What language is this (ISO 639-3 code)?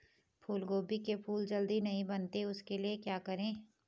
hin